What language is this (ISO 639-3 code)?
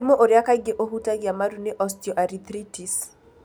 kik